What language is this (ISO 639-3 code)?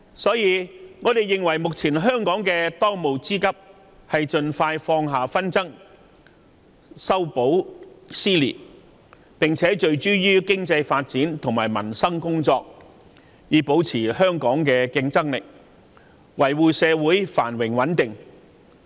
yue